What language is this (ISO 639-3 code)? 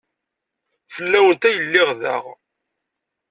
kab